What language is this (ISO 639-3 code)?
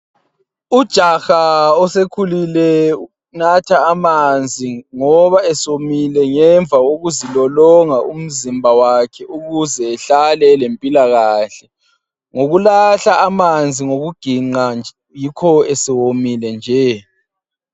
nde